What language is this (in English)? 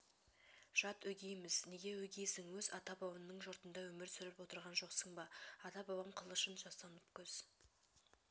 Kazakh